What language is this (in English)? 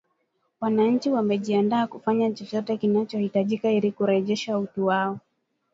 Swahili